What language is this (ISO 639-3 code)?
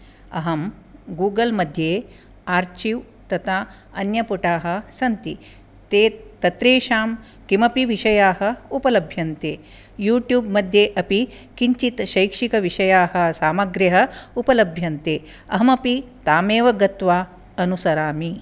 san